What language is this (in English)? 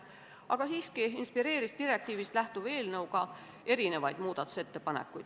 Estonian